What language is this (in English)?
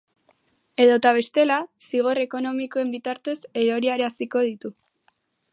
Basque